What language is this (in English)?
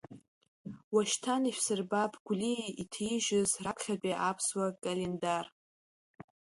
Abkhazian